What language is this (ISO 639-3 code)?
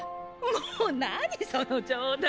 jpn